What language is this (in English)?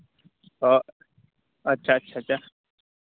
Santali